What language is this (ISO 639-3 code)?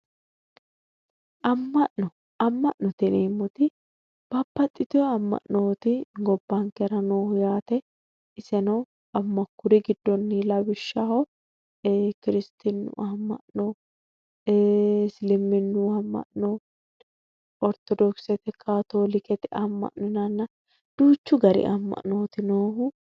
sid